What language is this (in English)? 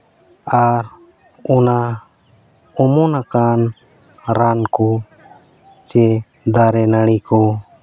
Santali